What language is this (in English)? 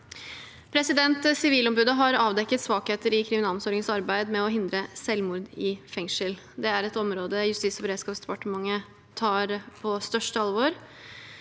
Norwegian